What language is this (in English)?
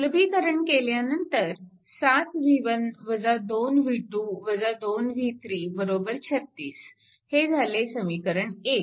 Marathi